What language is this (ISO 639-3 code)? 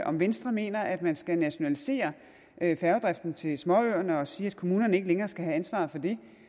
dan